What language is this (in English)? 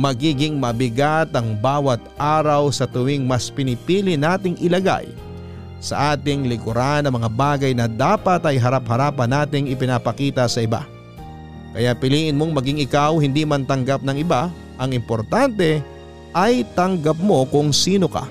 Filipino